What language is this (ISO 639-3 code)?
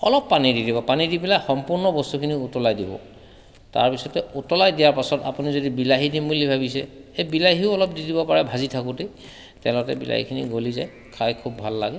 asm